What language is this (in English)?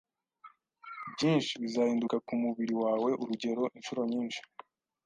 Kinyarwanda